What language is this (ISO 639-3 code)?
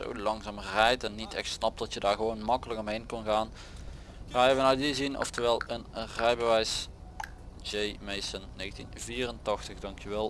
nld